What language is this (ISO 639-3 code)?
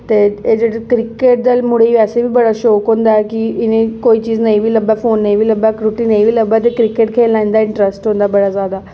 doi